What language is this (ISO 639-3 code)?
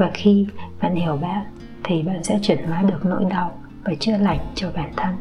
vie